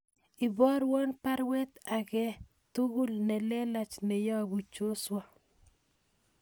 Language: Kalenjin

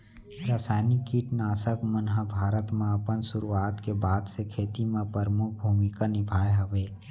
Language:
Chhattisgarhi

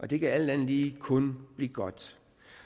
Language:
Danish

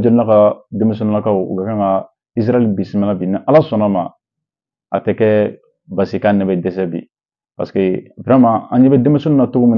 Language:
French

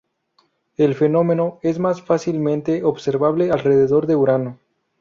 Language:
Spanish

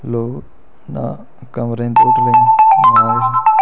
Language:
Dogri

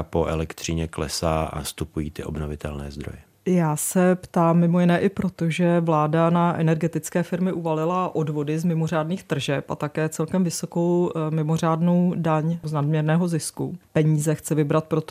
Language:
Czech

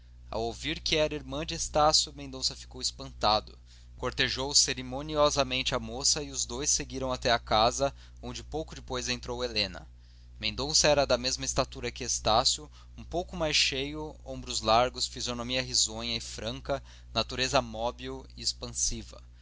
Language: Portuguese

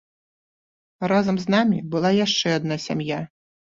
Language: Belarusian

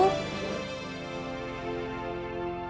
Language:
Indonesian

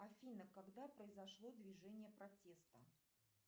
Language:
Russian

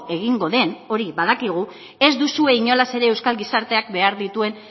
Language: Basque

